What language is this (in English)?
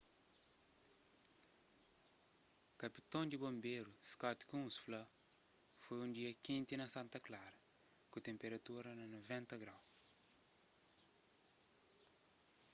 Kabuverdianu